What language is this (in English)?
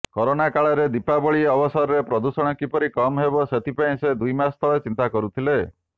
Odia